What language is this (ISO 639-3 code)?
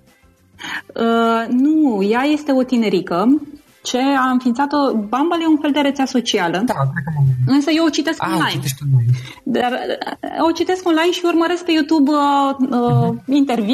ron